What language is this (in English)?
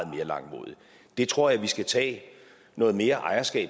Danish